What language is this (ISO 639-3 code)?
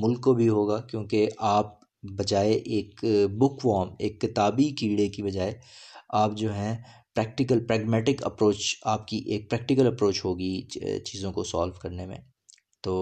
urd